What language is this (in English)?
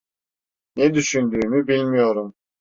Turkish